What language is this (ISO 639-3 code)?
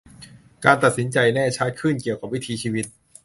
tha